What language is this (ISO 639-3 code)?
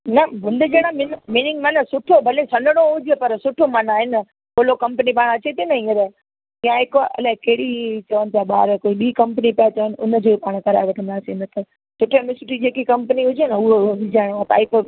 snd